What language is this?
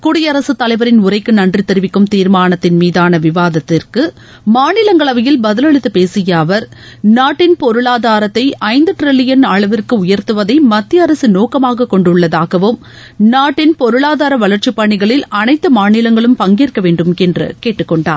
Tamil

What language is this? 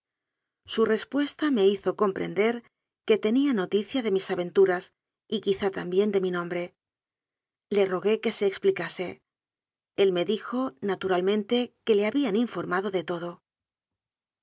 Spanish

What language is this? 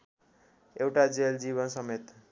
Nepali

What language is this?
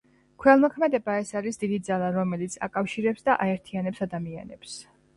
Georgian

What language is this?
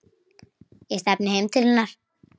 Icelandic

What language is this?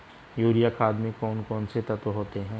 Hindi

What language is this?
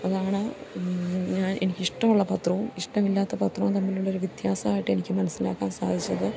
Malayalam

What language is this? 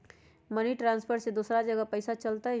Magahi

